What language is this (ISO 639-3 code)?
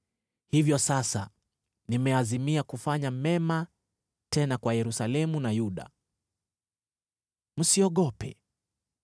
swa